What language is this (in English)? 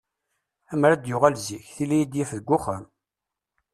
Kabyle